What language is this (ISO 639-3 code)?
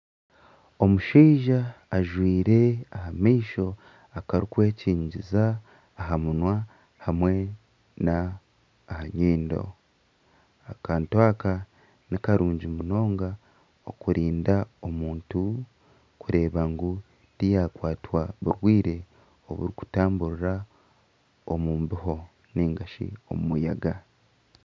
nyn